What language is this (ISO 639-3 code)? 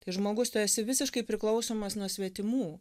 lit